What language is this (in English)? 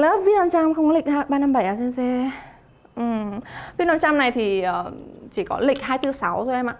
Vietnamese